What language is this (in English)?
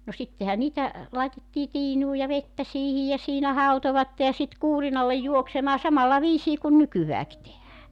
Finnish